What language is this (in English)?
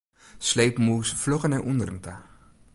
Western Frisian